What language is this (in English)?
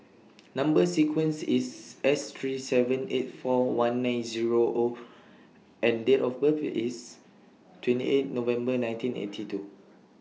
English